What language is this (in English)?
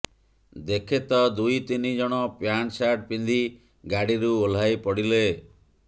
Odia